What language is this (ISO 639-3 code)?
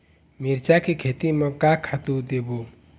hne